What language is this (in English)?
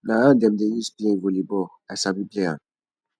Nigerian Pidgin